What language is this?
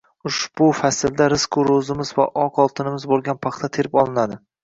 Uzbek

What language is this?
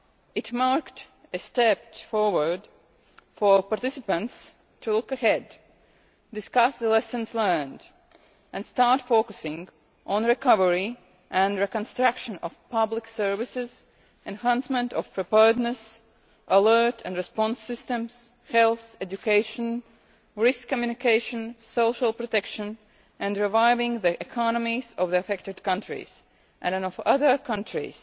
English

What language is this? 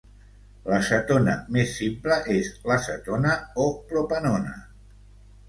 Catalan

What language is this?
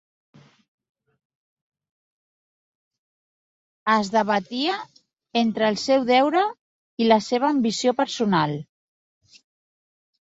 Catalan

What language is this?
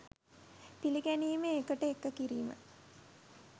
Sinhala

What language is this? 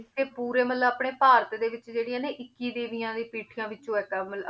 Punjabi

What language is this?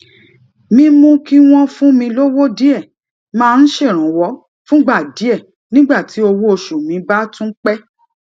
Yoruba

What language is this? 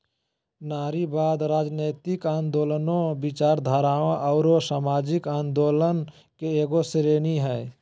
Magahi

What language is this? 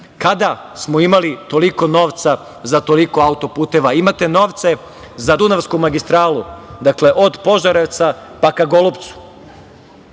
Serbian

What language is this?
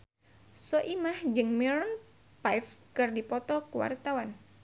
Sundanese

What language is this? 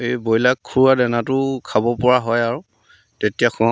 Assamese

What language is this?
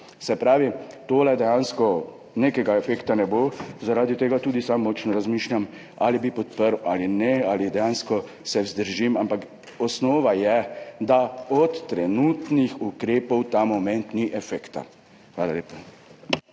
Slovenian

